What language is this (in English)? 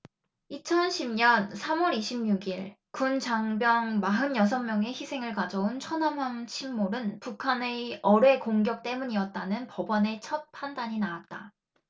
Korean